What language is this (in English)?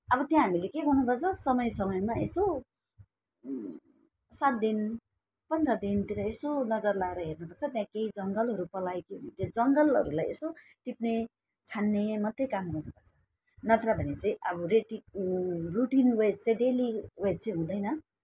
Nepali